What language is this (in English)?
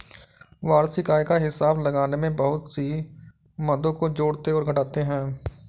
Hindi